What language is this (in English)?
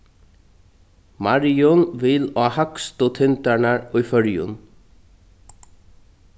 Faroese